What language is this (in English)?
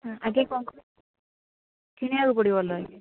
Odia